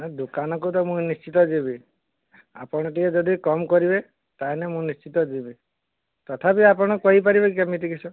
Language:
Odia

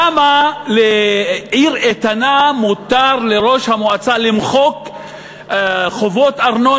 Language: Hebrew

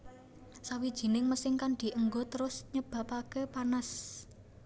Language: Javanese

